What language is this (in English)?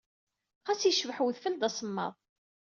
Kabyle